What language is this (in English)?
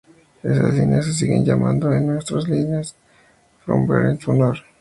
Spanish